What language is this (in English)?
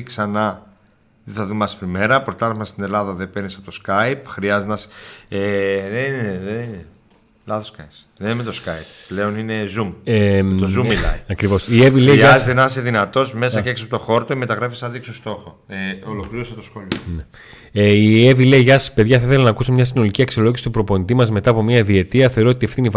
Greek